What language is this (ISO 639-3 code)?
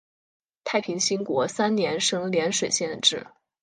zho